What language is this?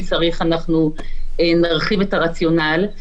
Hebrew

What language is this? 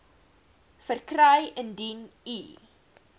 Afrikaans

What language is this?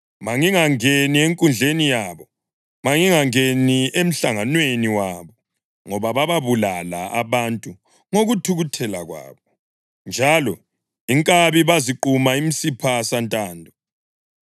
North Ndebele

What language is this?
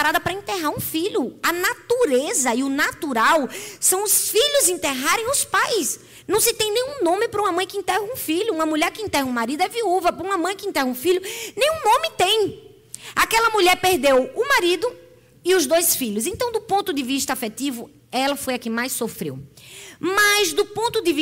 Portuguese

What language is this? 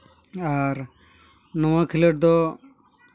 Santali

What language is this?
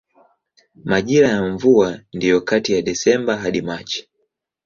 Swahili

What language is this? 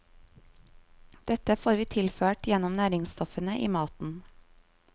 Norwegian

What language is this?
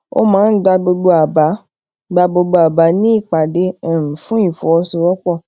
Yoruba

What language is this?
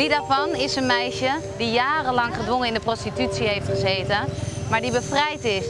Dutch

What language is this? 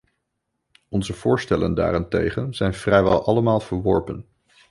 Dutch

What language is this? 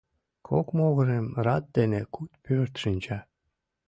Mari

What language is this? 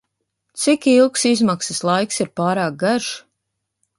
Latvian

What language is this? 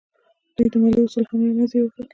Pashto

